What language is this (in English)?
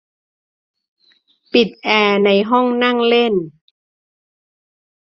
Thai